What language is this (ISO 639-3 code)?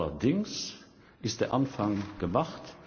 deu